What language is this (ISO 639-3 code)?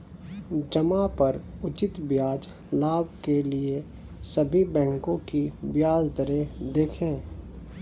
hin